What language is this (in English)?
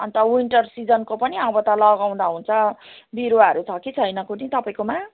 Nepali